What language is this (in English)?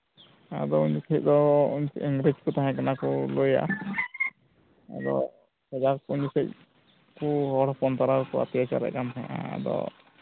Santali